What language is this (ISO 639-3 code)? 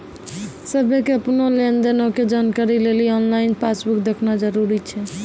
mai